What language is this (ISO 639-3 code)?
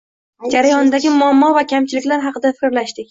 uzb